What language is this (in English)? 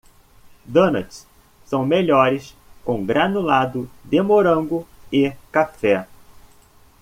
Portuguese